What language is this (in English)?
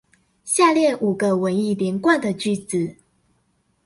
Chinese